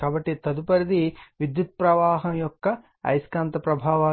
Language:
Telugu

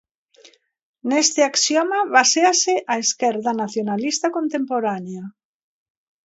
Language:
Galician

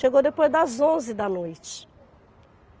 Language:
Portuguese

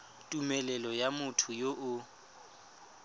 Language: Tswana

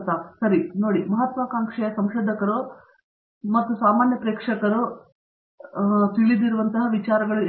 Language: Kannada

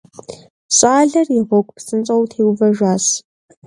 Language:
Kabardian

